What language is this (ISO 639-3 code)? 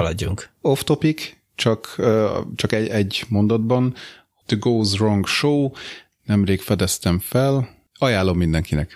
hun